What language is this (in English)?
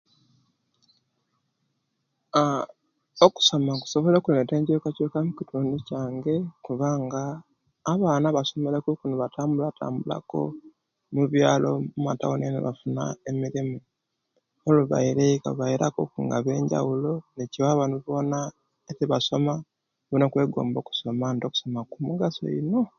Kenyi